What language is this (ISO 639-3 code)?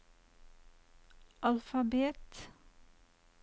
nor